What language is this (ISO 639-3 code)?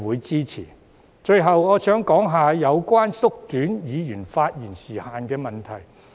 yue